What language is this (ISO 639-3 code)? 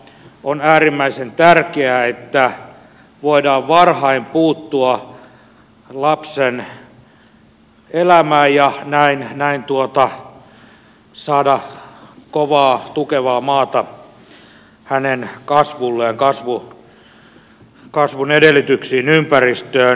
fin